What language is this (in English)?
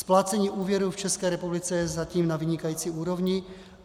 Czech